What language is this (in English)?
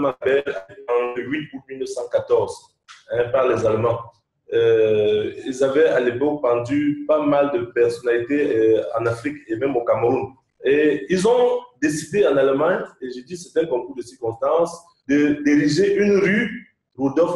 French